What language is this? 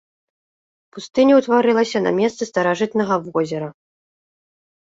Belarusian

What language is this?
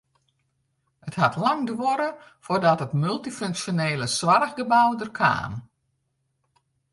Western Frisian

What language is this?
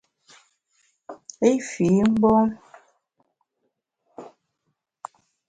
Bamun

